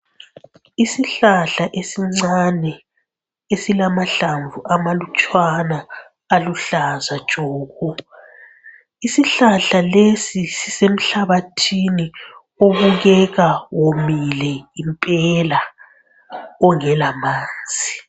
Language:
North Ndebele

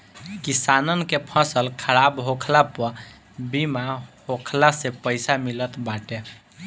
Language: Bhojpuri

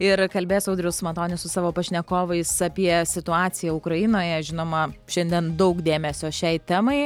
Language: Lithuanian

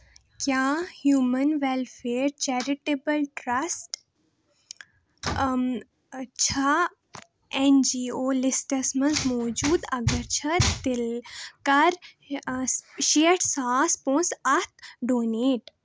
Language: Kashmiri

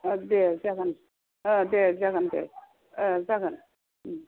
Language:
Bodo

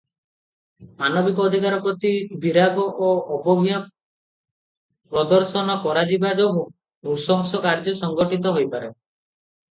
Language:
Odia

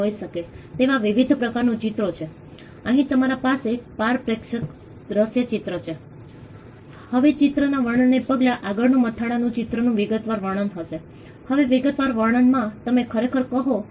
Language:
Gujarati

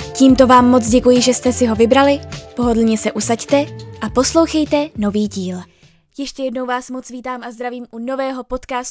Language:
Czech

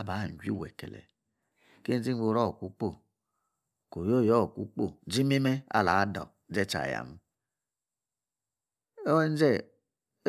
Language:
Yace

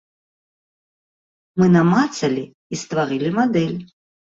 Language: Belarusian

